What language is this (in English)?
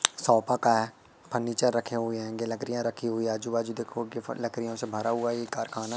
Hindi